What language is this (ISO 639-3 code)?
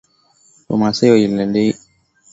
swa